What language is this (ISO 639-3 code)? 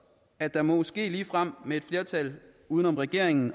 dan